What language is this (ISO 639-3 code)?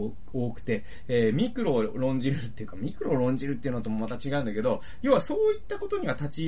jpn